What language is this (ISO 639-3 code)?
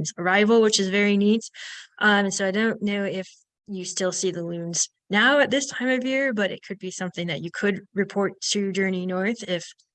eng